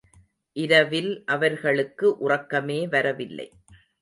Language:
Tamil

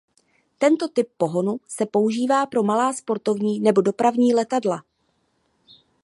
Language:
Czech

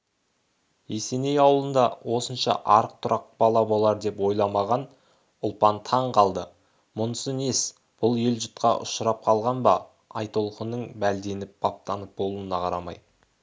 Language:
Kazakh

